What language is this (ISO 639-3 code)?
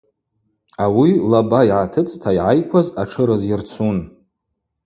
abq